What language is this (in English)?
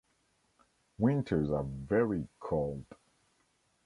English